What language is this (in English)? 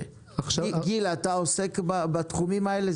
Hebrew